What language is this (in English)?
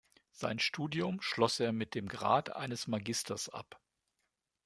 German